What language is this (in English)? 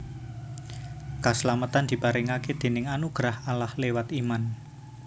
Javanese